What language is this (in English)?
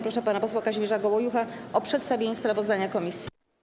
Polish